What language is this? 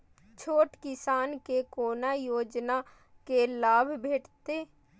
Maithili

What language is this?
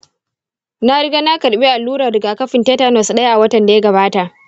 Hausa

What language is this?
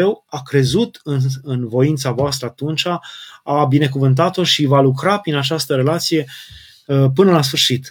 Romanian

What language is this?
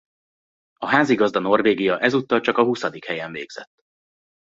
Hungarian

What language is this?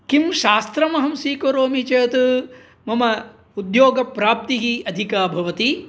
Sanskrit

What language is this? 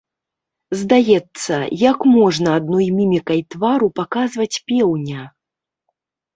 Belarusian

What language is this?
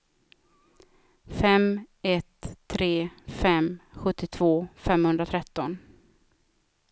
Swedish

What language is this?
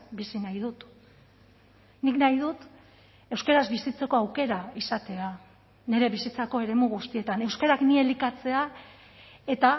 Basque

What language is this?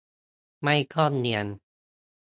Thai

